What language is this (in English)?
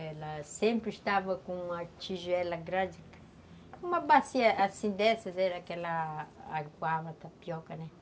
Portuguese